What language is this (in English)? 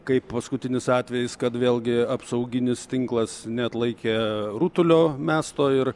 Lithuanian